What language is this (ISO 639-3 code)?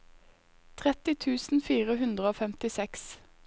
nor